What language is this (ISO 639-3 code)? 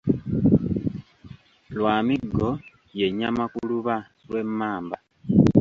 lug